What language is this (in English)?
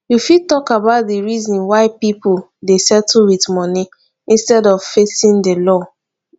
Nigerian Pidgin